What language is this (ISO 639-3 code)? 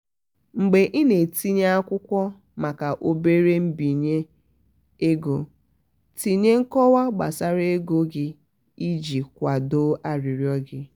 ibo